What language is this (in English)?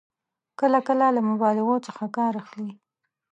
Pashto